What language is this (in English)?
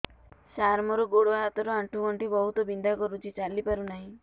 Odia